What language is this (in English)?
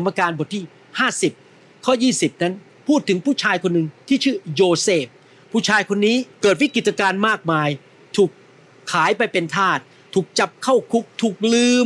Thai